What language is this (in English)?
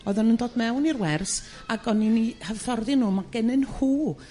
Welsh